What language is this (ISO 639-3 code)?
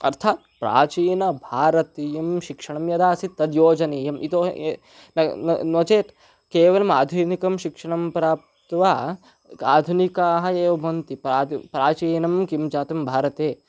san